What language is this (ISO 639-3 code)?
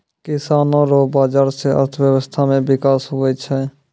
mai